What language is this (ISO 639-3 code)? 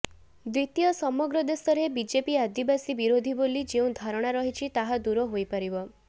ori